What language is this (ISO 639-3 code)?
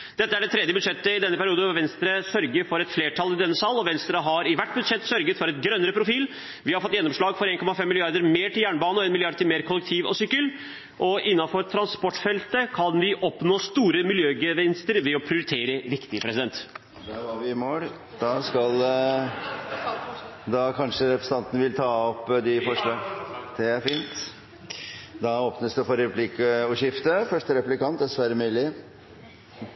nor